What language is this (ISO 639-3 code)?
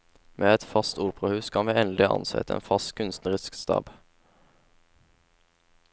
nor